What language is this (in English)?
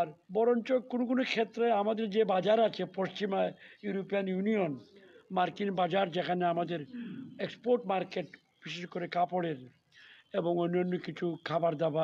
Turkish